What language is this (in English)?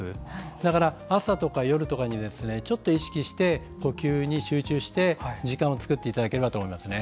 Japanese